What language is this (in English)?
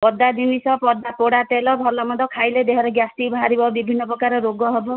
Odia